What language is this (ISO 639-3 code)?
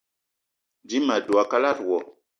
eto